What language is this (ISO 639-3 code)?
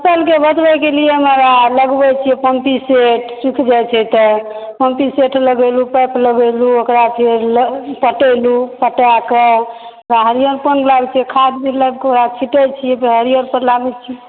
mai